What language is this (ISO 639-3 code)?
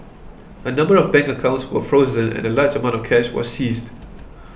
eng